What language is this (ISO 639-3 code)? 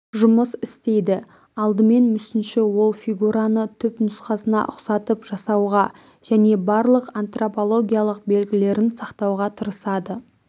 kaz